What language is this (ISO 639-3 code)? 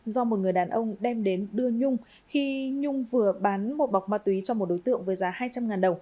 vie